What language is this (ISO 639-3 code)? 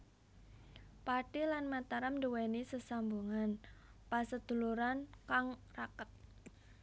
jav